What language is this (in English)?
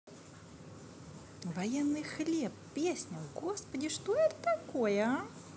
Russian